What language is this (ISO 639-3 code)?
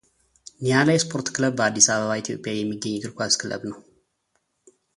amh